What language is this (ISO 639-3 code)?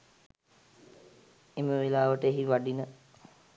sin